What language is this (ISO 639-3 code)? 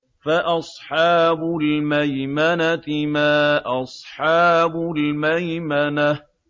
ara